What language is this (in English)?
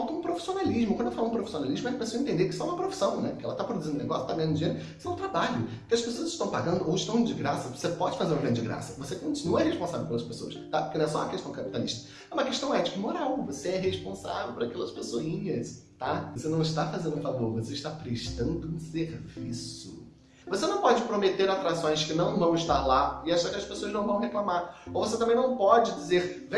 Portuguese